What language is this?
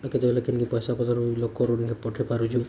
Odia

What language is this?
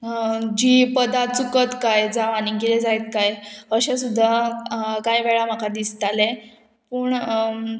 Konkani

